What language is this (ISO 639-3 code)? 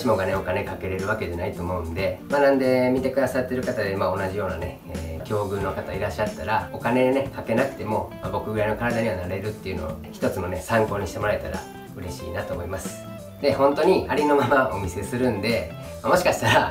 jpn